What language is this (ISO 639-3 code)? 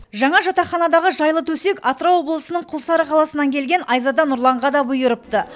kaz